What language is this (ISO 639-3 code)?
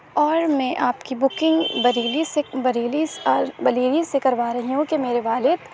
urd